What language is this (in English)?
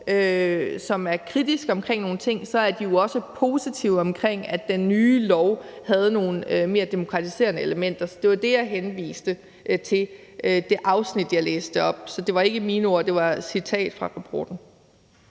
Danish